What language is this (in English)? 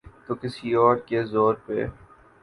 Urdu